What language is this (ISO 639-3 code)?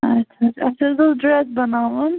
kas